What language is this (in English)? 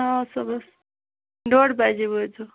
Kashmiri